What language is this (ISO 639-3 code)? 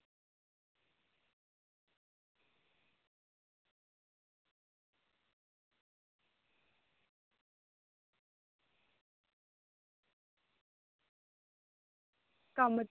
doi